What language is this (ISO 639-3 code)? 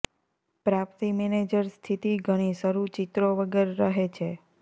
guj